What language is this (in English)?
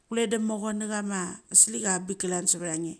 Mali